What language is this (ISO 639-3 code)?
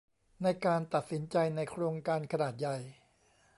tha